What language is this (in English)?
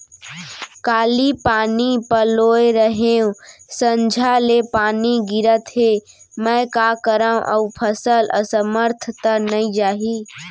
Chhattisgarhi